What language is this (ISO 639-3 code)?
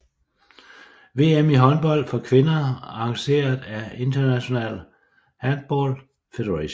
dan